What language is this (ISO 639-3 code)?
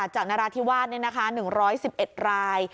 tha